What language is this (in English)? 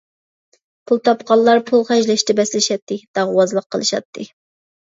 Uyghur